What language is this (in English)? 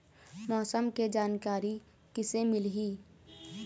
Chhattisgarhi